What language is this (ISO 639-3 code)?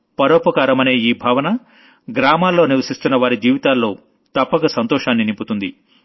tel